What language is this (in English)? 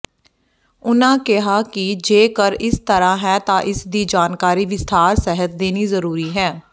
Punjabi